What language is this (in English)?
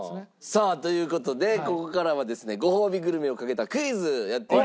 Japanese